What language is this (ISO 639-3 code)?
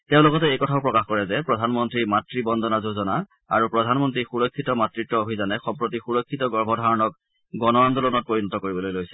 asm